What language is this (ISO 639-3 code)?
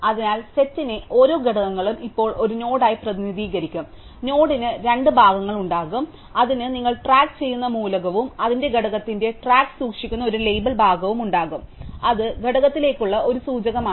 mal